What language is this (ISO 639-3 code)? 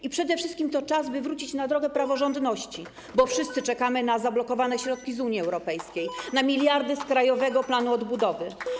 pol